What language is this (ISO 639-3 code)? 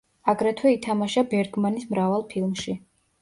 kat